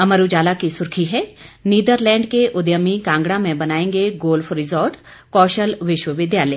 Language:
Hindi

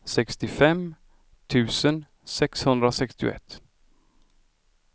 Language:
Swedish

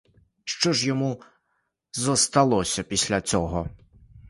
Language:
Ukrainian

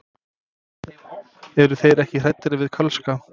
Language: Icelandic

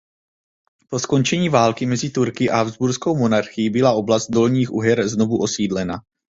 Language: Czech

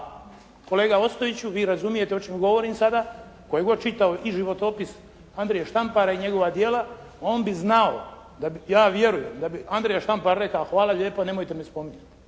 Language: Croatian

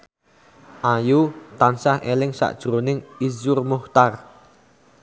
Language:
Javanese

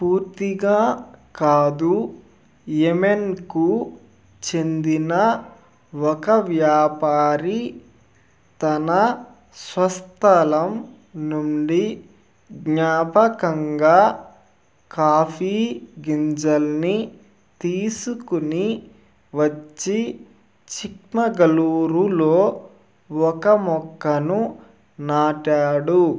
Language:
Telugu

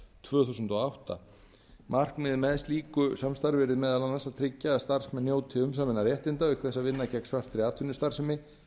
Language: Icelandic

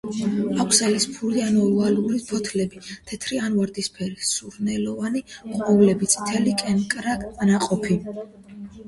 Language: Georgian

